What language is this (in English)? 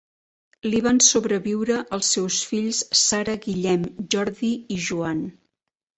Catalan